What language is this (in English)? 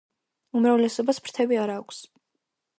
Georgian